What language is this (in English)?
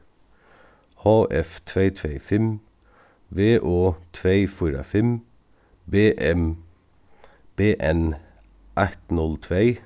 Faroese